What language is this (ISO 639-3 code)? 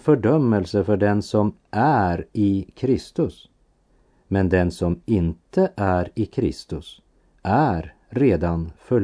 swe